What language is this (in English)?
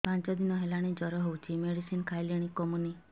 Odia